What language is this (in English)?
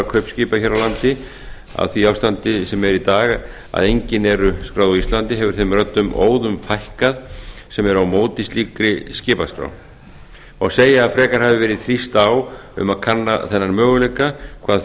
Icelandic